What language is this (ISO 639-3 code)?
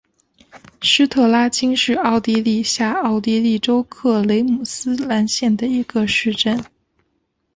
zho